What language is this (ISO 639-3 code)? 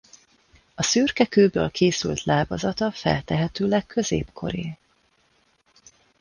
hun